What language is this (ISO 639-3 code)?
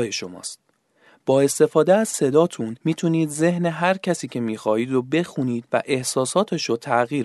fas